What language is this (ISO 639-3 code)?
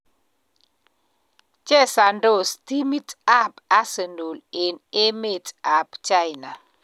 kln